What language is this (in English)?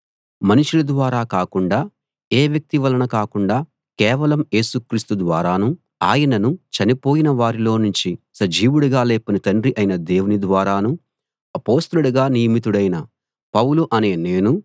Telugu